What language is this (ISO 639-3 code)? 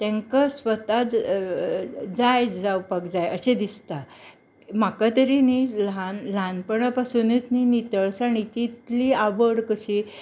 kok